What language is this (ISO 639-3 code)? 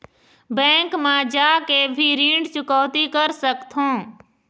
hne